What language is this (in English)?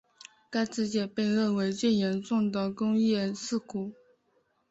Chinese